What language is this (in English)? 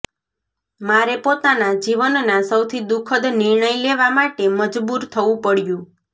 Gujarati